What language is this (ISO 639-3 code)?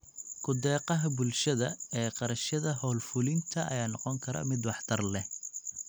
som